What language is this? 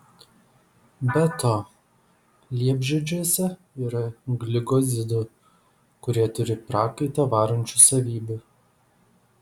Lithuanian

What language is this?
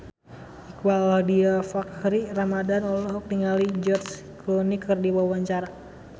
Sundanese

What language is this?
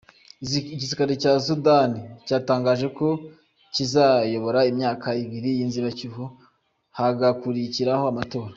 Kinyarwanda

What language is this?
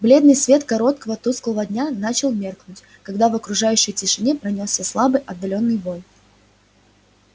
Russian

